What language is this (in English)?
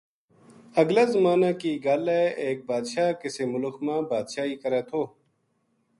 Gujari